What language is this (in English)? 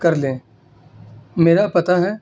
Urdu